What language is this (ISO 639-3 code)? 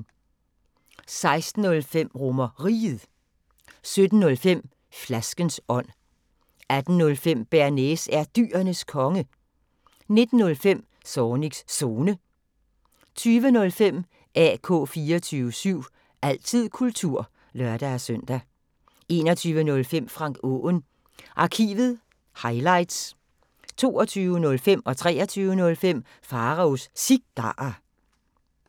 dan